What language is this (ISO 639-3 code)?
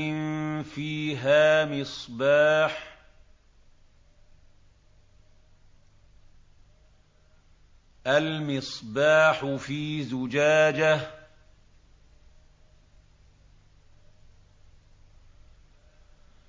ara